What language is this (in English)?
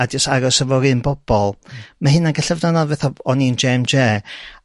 Welsh